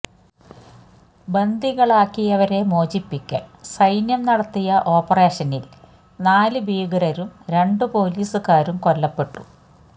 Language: Malayalam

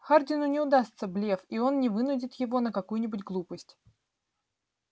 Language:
Russian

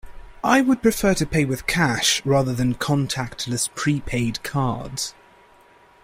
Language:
English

